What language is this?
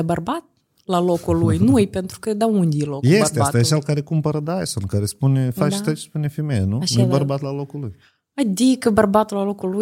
Romanian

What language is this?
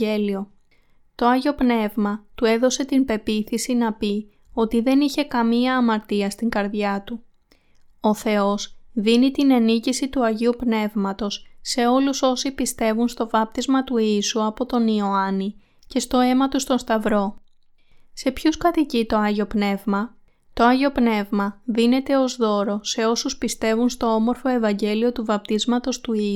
Greek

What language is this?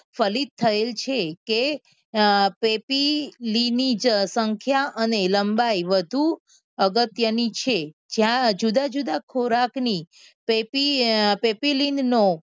Gujarati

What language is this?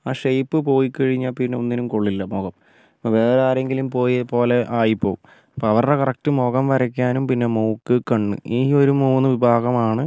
Malayalam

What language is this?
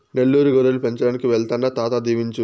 Telugu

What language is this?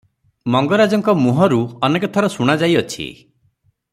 Odia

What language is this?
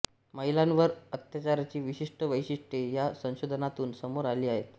Marathi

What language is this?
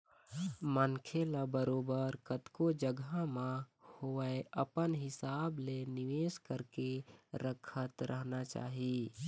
Chhattisgarhi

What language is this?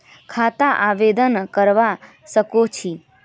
Magahi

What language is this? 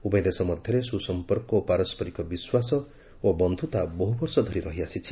Odia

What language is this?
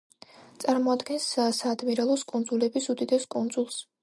Georgian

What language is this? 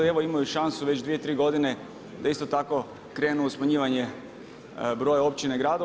Croatian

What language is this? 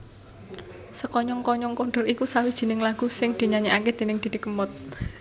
Javanese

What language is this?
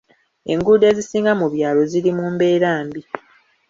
Ganda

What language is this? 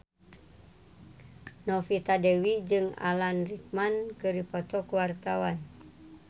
Sundanese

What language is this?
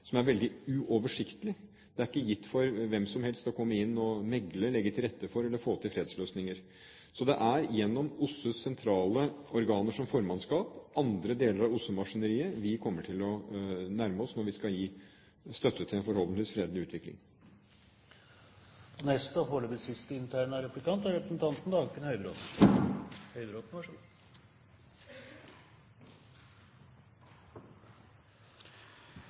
Norwegian Bokmål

